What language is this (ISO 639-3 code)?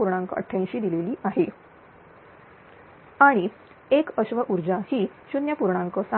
mar